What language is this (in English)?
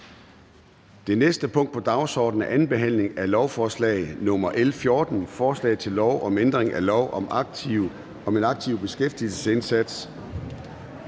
Danish